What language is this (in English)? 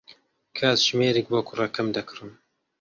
Central Kurdish